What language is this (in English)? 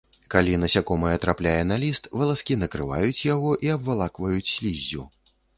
Belarusian